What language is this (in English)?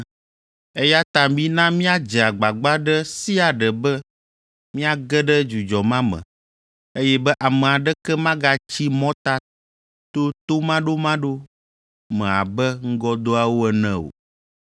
Ewe